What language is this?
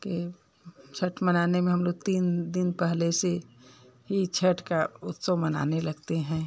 Hindi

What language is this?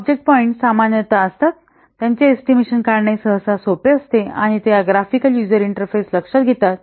Marathi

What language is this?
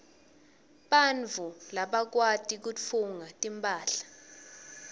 Swati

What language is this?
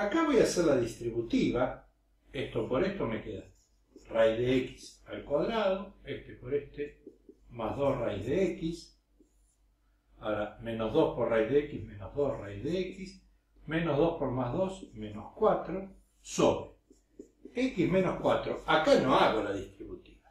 Spanish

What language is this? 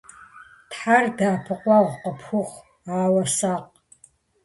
Kabardian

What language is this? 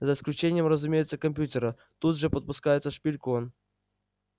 Russian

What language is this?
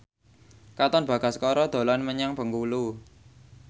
Javanese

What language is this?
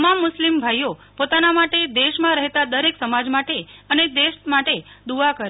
Gujarati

